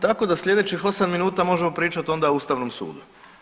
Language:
Croatian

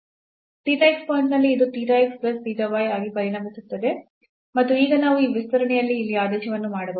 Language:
Kannada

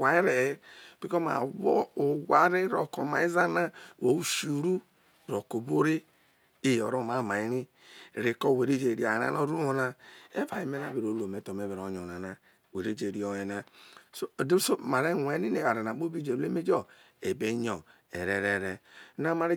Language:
Isoko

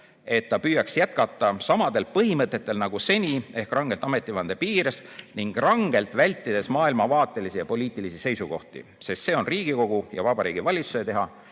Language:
Estonian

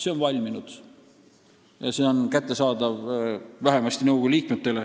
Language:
Estonian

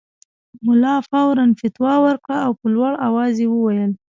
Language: Pashto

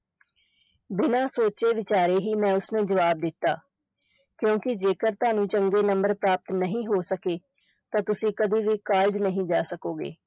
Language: Punjabi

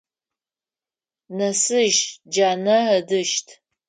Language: Adyghe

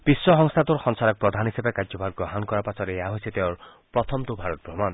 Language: Assamese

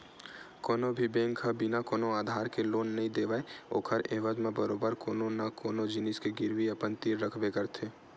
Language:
Chhattisgarhi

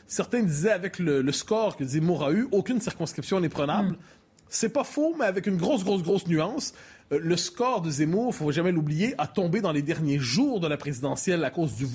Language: French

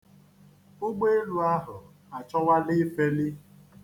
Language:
Igbo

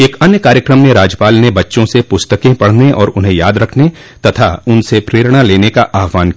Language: Hindi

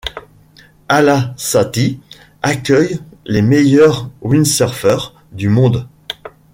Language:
French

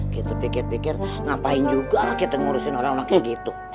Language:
Indonesian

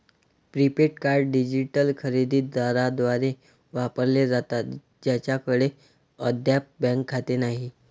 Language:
Marathi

